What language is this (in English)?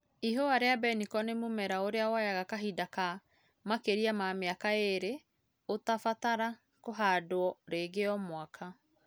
Kikuyu